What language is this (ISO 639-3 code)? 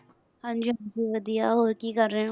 pan